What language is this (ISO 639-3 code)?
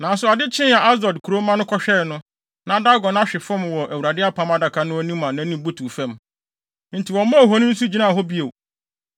aka